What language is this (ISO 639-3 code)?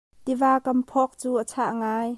cnh